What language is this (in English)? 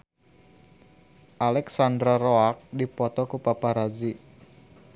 Sundanese